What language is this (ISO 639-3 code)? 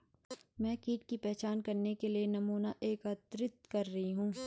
hin